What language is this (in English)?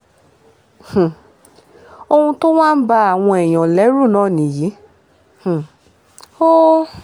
Yoruba